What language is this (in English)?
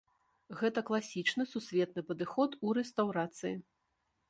Belarusian